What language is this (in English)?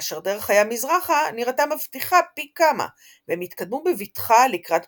Hebrew